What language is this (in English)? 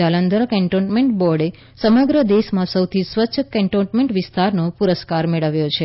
Gujarati